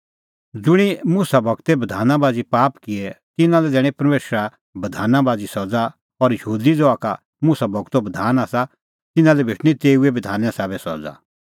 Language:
Kullu Pahari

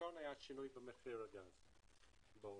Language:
Hebrew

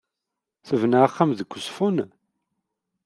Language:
Kabyle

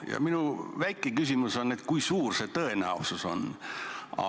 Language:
Estonian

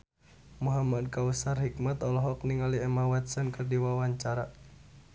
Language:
Sundanese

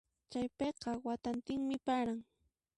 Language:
Puno Quechua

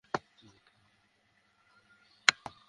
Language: Bangla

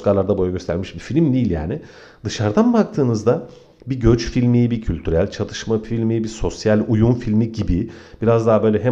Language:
Turkish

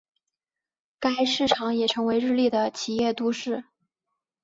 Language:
Chinese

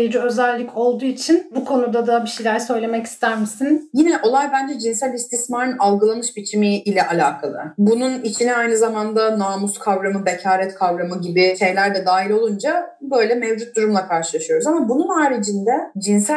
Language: Turkish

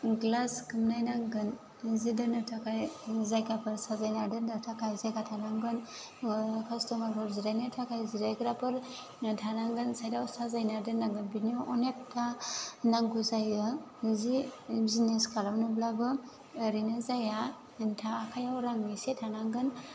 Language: Bodo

